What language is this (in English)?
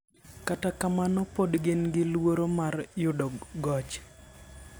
Luo (Kenya and Tanzania)